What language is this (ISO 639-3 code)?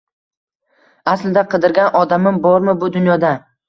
uzb